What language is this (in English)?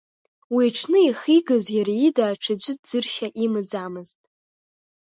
Abkhazian